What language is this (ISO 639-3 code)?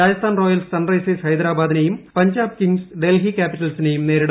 mal